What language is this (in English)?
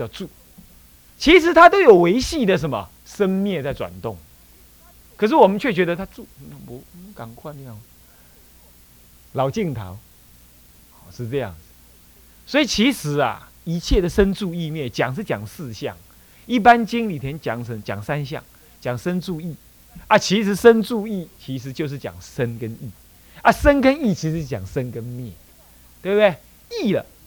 Chinese